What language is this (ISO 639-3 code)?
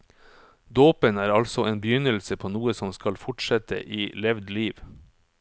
nor